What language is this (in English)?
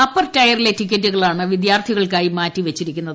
Malayalam